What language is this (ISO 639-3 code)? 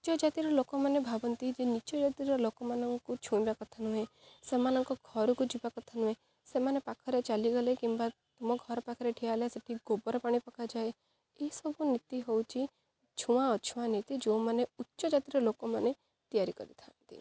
ori